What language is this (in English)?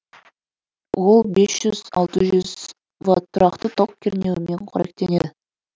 Kazakh